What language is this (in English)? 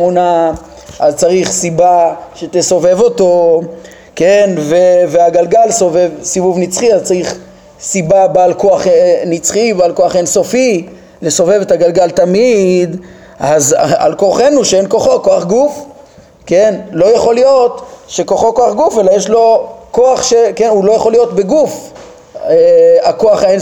Hebrew